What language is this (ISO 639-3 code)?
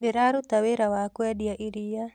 kik